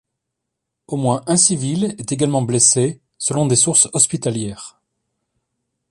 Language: French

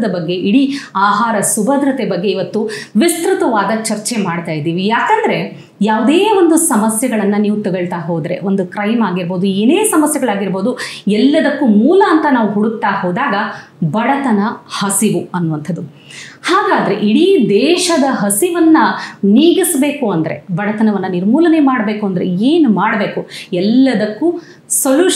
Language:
Kannada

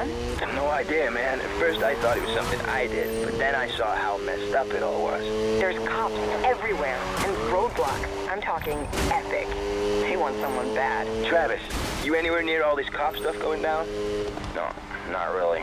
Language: English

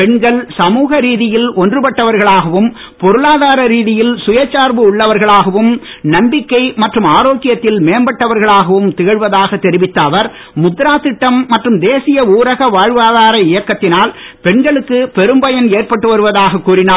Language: Tamil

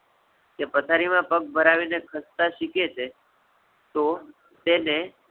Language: Gujarati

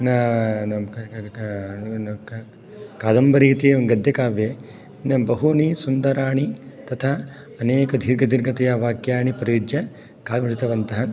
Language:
Sanskrit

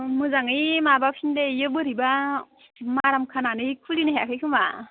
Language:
Bodo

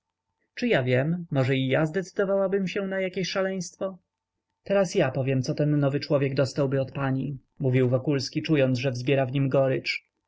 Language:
Polish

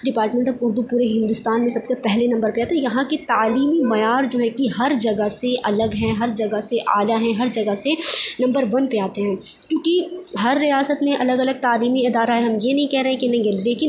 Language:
Urdu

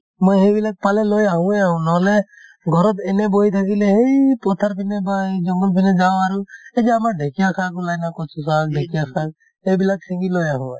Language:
Assamese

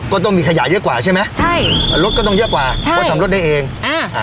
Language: Thai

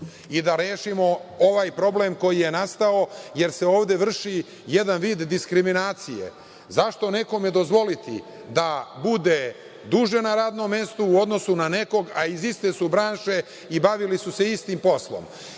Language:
Serbian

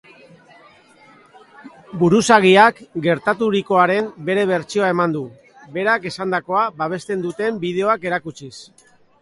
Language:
Basque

